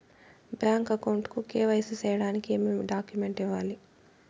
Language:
Telugu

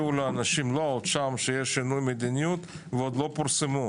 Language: Hebrew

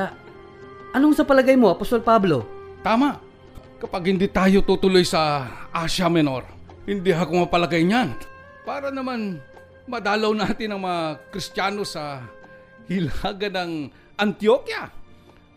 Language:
Filipino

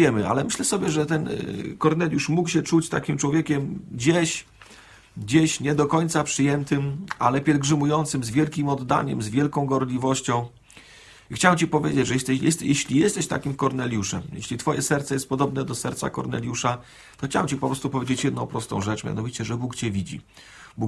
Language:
Polish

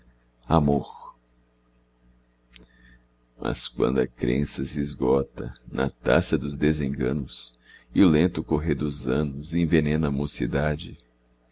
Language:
Portuguese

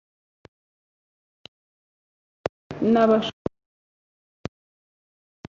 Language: Kinyarwanda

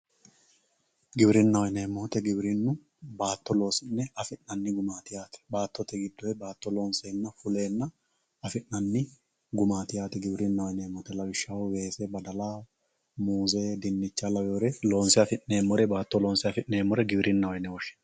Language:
Sidamo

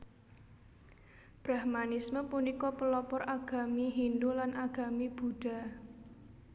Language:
Javanese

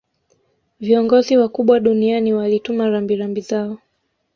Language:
Swahili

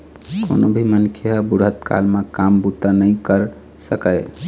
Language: Chhattisgarhi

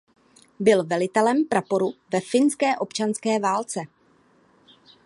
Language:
Czech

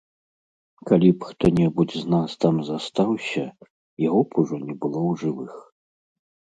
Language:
Belarusian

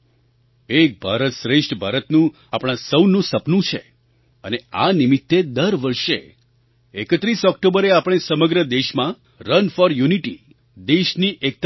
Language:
Gujarati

